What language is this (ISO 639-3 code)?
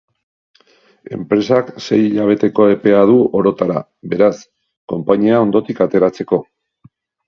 eus